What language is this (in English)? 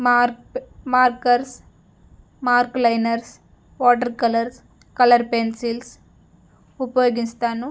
Telugu